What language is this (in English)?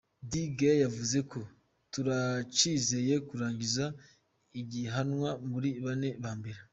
Kinyarwanda